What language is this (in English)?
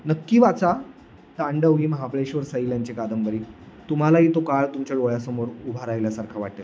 Marathi